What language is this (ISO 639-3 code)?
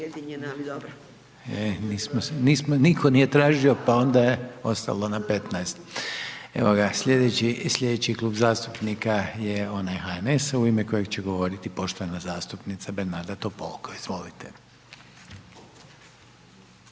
hrv